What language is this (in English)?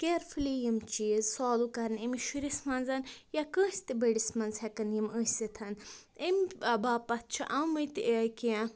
Kashmiri